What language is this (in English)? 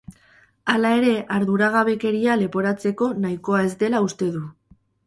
Basque